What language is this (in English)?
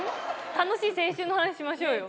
Japanese